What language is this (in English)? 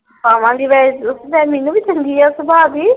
Punjabi